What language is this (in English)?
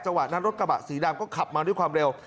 Thai